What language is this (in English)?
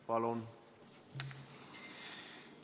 Estonian